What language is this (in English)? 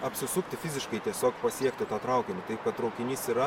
Lithuanian